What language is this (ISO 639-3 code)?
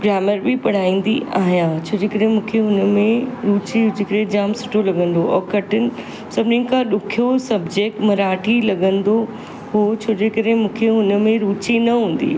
snd